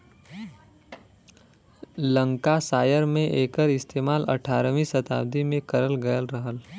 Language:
Bhojpuri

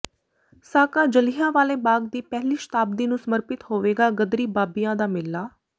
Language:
Punjabi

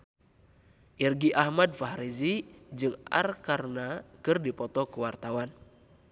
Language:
Sundanese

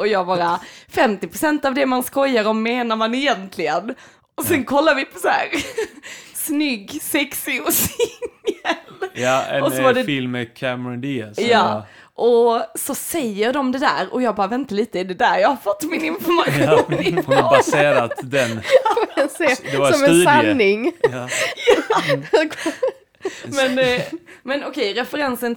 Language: Swedish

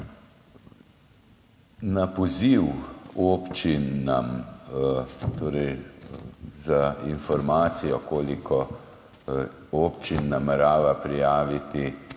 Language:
Slovenian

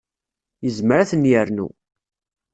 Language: Kabyle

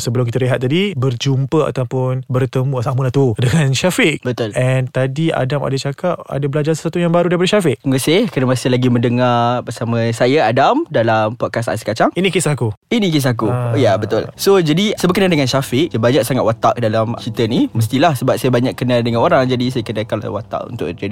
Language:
Malay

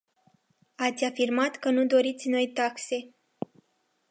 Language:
Romanian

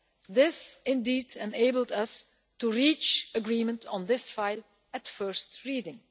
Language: English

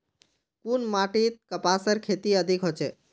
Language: Magahi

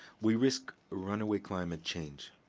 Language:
English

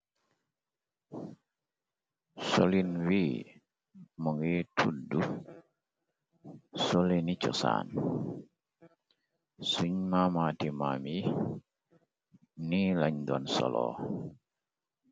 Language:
Wolof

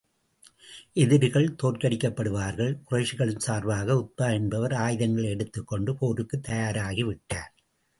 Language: Tamil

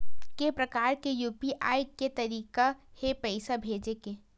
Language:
Chhattisgarhi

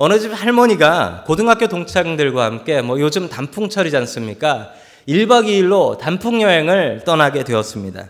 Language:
Korean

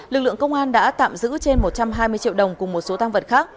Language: Vietnamese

